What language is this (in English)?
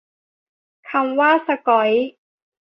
Thai